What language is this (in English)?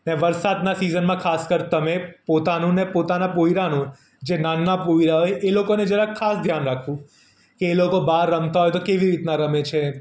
Gujarati